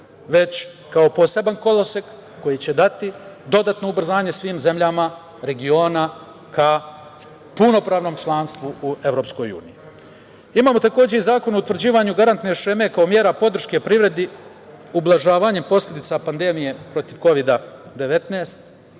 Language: Serbian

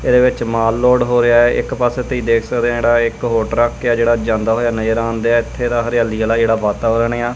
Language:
Punjabi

